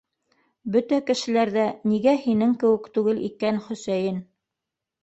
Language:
Bashkir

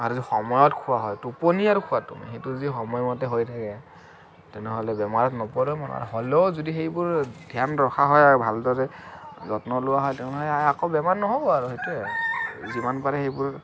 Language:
Assamese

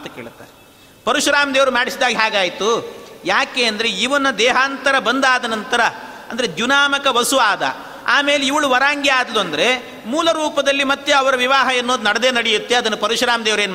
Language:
Kannada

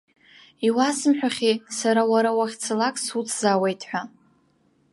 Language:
Abkhazian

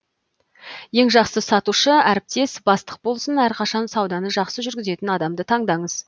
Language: Kazakh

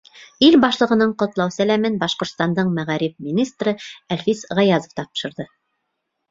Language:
Bashkir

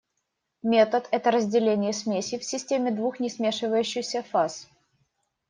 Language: Russian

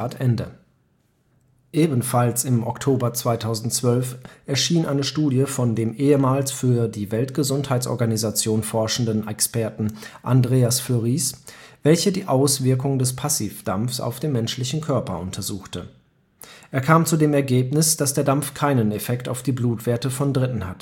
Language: German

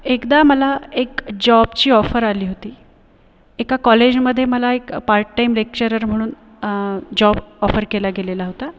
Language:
Marathi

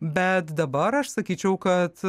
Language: Lithuanian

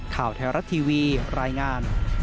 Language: Thai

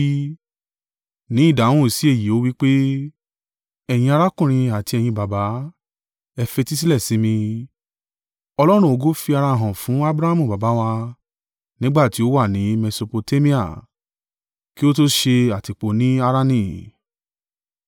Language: Yoruba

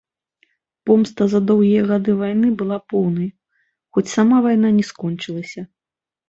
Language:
Belarusian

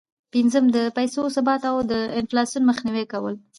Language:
Pashto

